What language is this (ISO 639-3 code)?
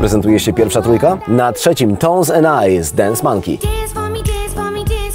pol